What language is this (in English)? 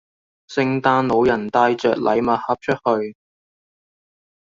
Cantonese